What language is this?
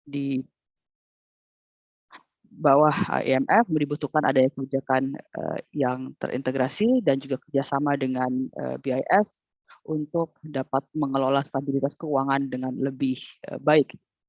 Indonesian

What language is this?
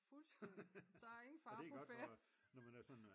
Danish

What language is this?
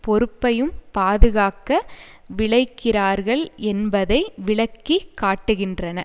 Tamil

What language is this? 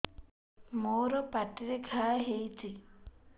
Odia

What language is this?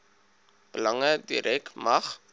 Afrikaans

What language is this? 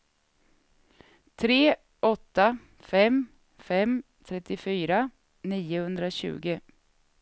Swedish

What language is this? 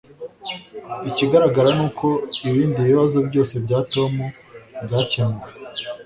Kinyarwanda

